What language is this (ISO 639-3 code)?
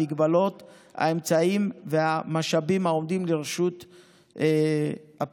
heb